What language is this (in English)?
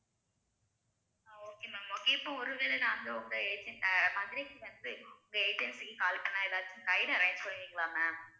Tamil